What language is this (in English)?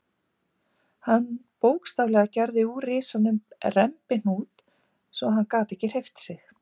Icelandic